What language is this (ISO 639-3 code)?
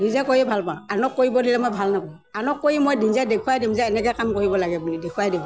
asm